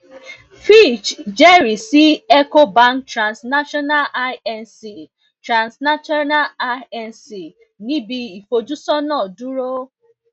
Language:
Yoruba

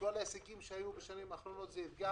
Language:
Hebrew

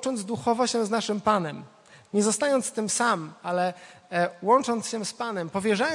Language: Polish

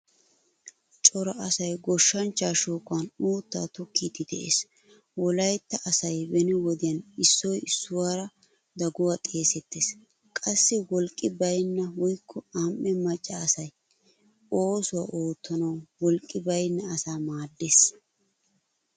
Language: Wolaytta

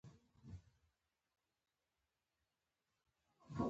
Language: Pashto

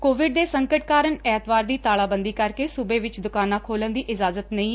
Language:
Punjabi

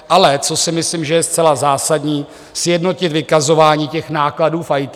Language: Czech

